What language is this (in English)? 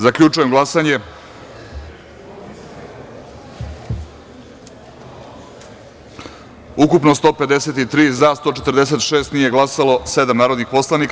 Serbian